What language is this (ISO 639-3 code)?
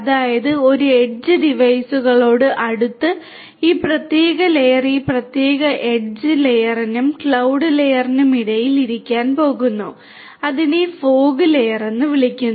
mal